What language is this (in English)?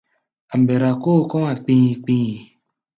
Gbaya